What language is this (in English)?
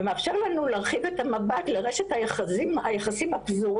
Hebrew